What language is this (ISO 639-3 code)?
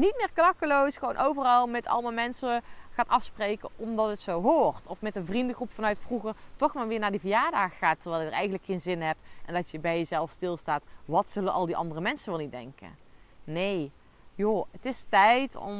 nld